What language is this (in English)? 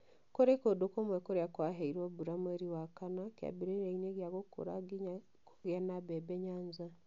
Kikuyu